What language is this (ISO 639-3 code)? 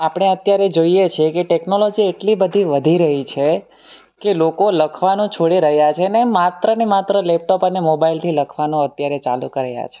guj